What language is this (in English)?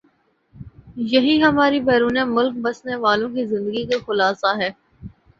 Urdu